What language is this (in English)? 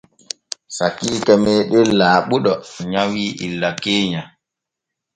Borgu Fulfulde